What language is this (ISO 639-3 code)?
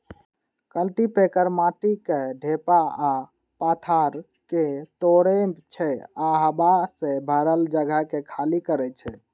mai